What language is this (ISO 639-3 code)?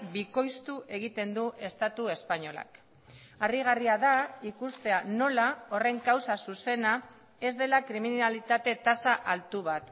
eus